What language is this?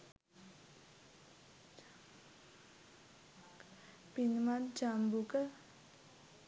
Sinhala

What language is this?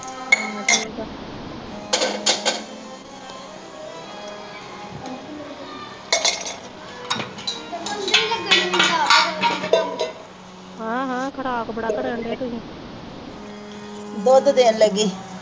Punjabi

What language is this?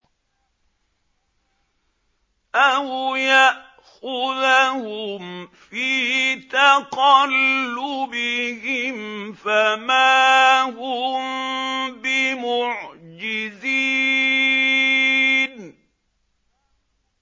Arabic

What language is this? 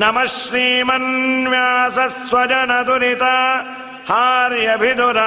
Kannada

